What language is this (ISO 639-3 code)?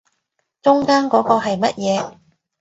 yue